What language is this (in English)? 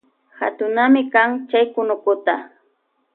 Loja Highland Quichua